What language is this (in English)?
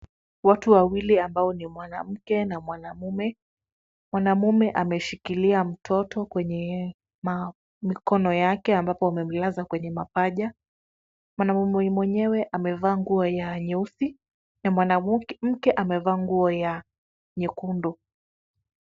Swahili